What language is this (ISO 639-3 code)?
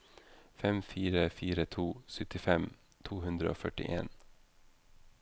nor